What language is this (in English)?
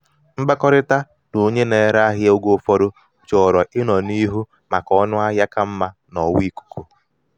Igbo